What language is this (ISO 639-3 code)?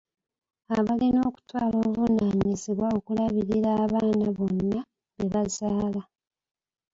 lug